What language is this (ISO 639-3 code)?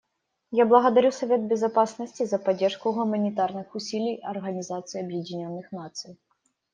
rus